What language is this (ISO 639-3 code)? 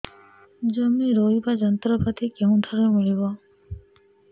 ori